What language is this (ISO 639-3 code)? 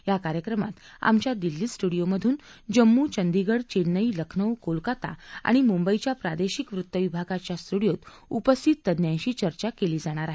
mar